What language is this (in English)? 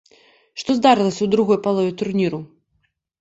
Belarusian